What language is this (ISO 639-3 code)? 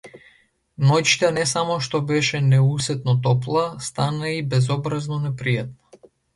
mkd